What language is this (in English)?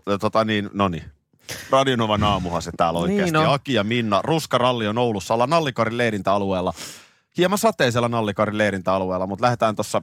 Finnish